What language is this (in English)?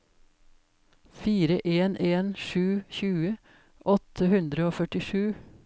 Norwegian